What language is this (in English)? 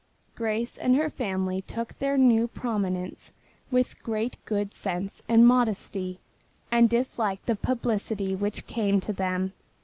English